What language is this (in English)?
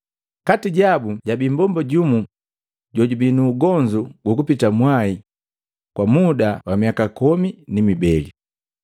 Matengo